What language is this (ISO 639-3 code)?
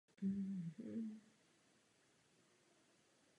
ces